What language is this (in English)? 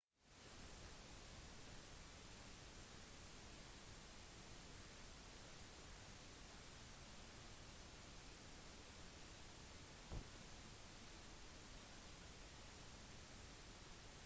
Norwegian Bokmål